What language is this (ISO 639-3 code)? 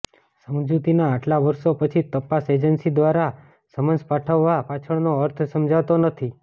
guj